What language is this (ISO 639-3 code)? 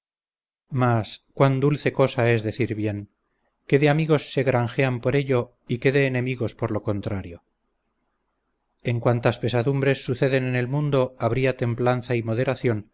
spa